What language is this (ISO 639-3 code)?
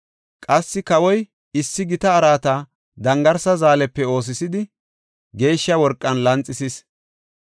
gof